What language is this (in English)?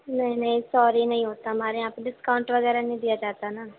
Urdu